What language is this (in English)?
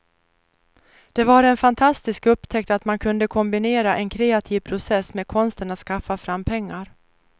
Swedish